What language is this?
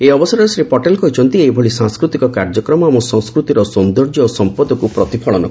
Odia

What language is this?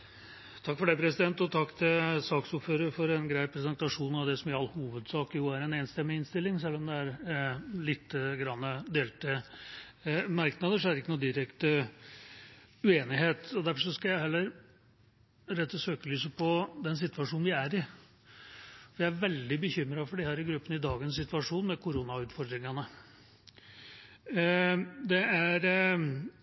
Norwegian Bokmål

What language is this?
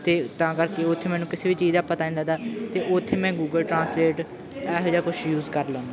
Punjabi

